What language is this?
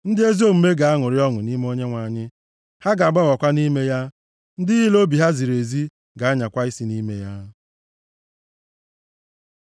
Igbo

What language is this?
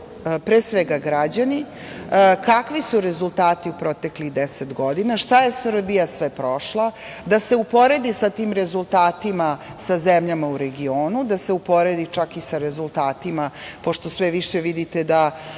Serbian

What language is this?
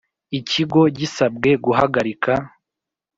Kinyarwanda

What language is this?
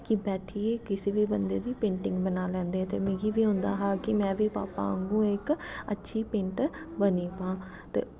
Dogri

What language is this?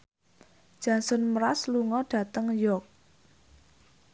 Javanese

